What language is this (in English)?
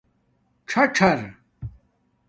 Domaaki